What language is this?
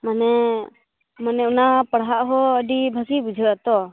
Santali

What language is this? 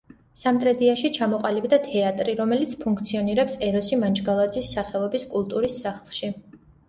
Georgian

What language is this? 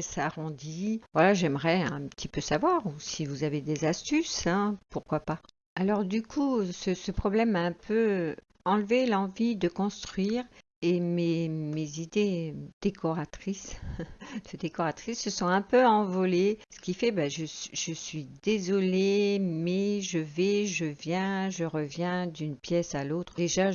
French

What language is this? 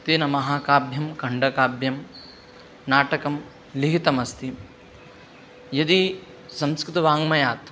Sanskrit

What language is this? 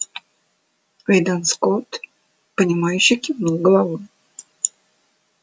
Russian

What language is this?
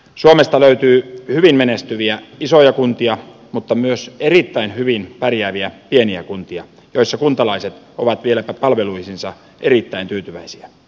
Finnish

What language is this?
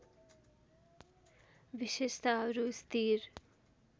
Nepali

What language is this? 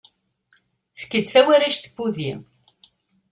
Kabyle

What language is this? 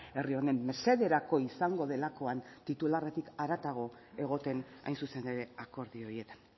Basque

